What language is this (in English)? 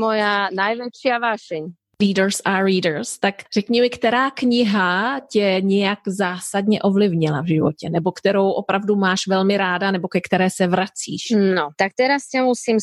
Czech